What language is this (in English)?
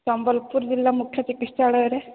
Odia